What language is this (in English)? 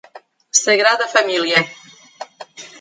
Portuguese